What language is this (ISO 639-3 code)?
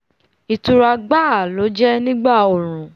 yor